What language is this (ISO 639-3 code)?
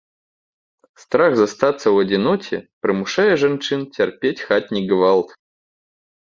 bel